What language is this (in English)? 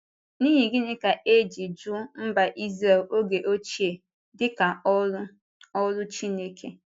Igbo